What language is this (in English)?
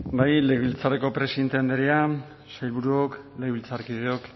Basque